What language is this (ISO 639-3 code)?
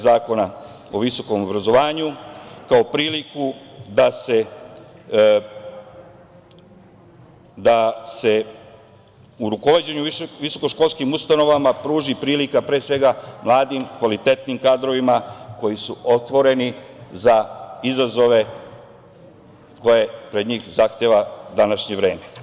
srp